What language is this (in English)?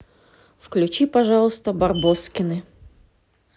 Russian